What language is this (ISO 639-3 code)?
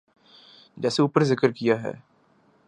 urd